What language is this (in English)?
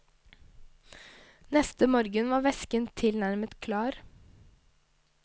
Norwegian